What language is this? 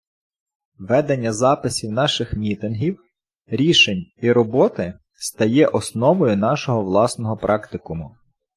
Ukrainian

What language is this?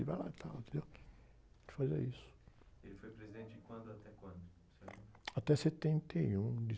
Portuguese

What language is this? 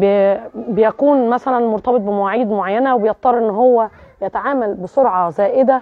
Arabic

